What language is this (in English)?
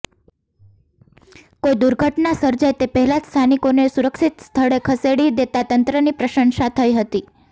Gujarati